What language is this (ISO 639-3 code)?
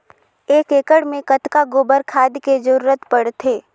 hne